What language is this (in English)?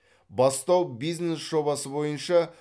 Kazakh